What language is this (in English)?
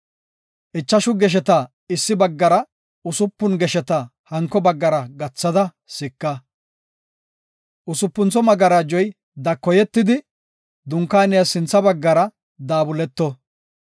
Gofa